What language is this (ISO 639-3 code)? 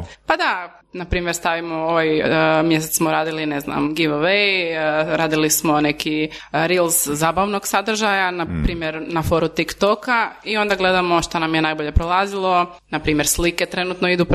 hrv